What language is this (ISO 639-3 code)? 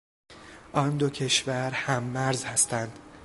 fas